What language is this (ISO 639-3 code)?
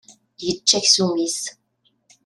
kab